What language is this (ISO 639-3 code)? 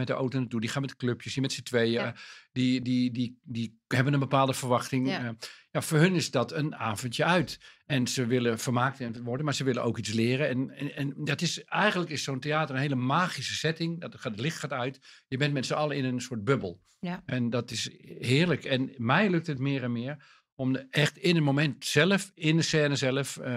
nld